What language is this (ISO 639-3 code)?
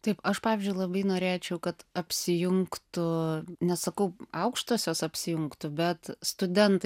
lit